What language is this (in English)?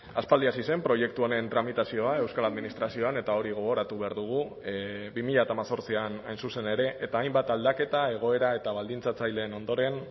Basque